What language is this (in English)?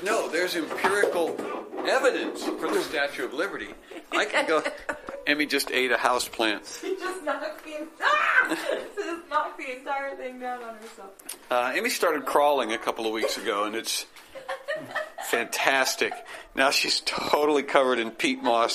English